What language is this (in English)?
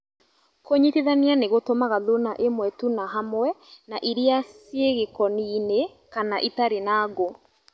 Kikuyu